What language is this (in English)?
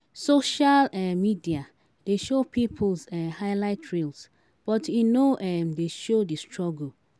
Nigerian Pidgin